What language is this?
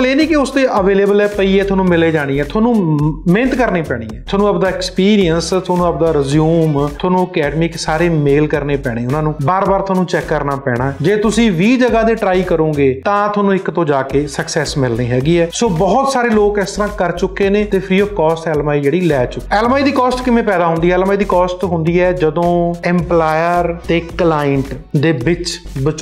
Hindi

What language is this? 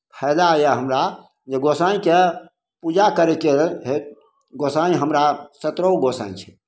Maithili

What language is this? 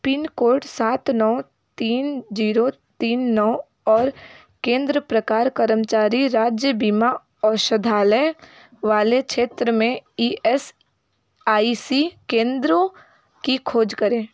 Hindi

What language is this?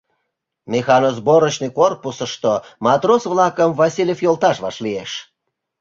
Mari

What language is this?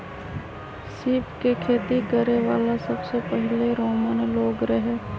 Magahi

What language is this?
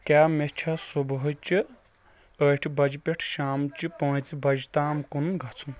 Kashmiri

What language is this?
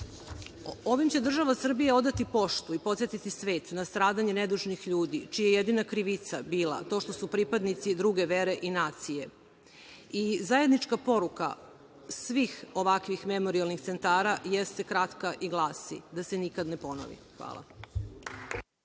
Serbian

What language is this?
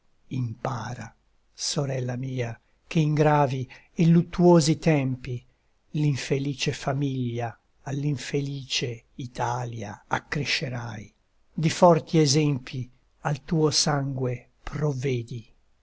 Italian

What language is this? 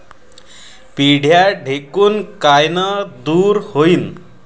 Marathi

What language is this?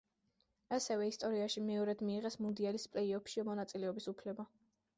Georgian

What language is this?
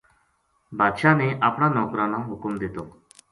Gujari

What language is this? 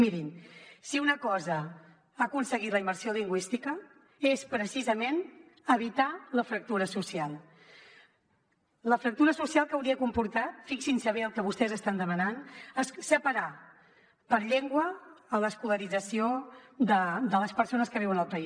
Catalan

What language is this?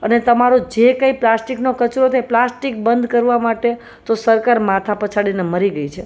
Gujarati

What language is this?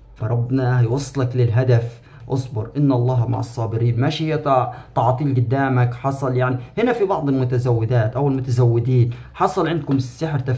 Arabic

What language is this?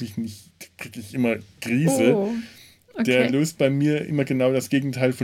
German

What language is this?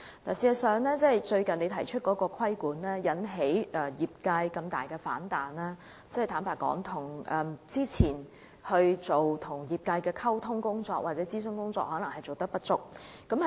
Cantonese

